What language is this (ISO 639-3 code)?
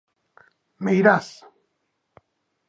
glg